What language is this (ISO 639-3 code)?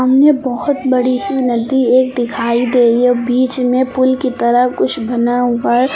hin